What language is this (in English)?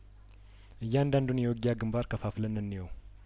Amharic